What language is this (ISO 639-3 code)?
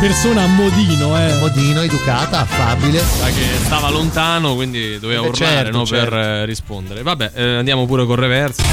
ita